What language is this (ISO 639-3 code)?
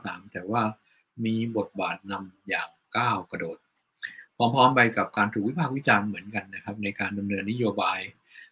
tha